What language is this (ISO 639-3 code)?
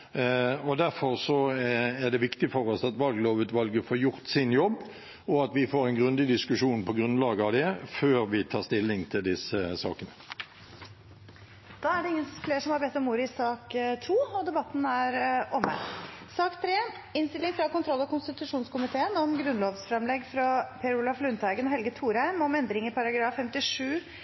nor